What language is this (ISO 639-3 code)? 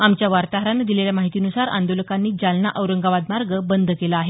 mar